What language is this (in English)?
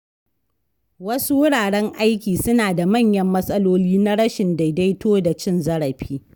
Hausa